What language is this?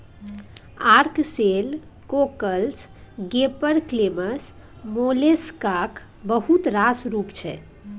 Maithili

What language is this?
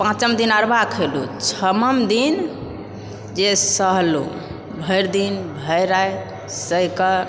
Maithili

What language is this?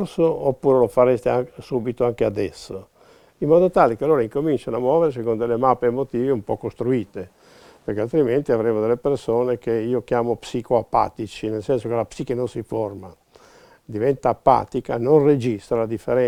Italian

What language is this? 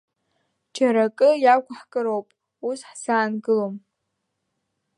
Abkhazian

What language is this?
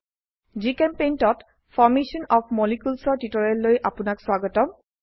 Assamese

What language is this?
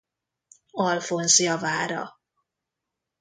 Hungarian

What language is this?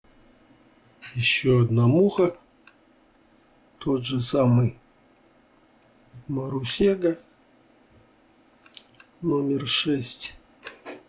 Russian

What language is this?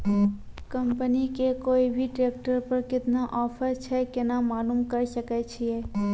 Maithili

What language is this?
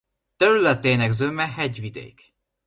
Hungarian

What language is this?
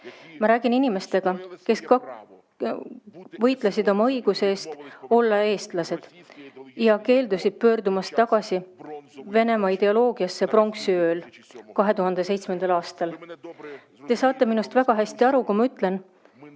Estonian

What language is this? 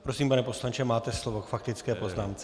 Czech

